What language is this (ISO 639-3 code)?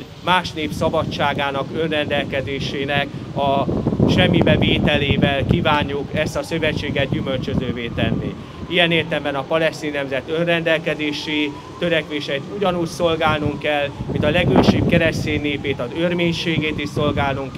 hun